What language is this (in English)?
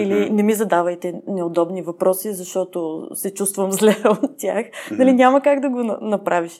Bulgarian